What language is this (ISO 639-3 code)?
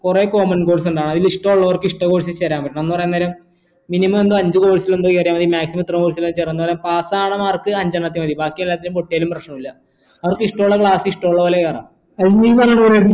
mal